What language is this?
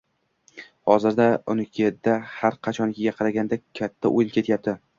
Uzbek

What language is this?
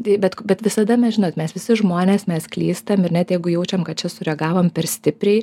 Lithuanian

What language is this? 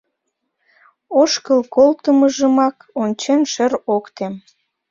Mari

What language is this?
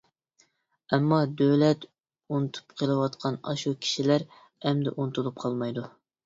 Uyghur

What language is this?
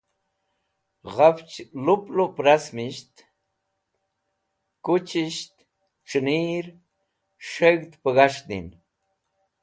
Wakhi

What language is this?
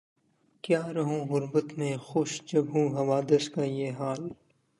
Urdu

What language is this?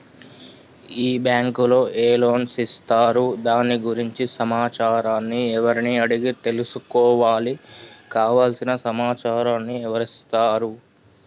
Telugu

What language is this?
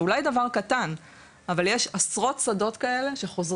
Hebrew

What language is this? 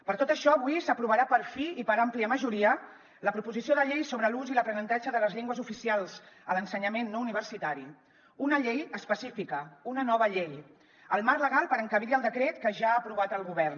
Catalan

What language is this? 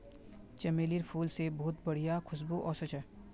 Magahi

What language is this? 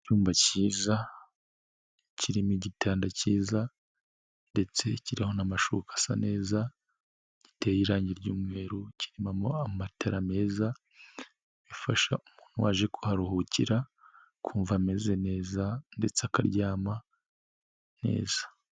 Kinyarwanda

